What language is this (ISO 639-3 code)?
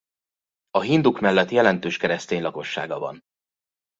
hun